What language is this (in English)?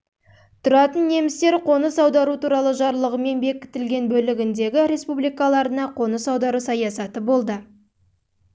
Kazakh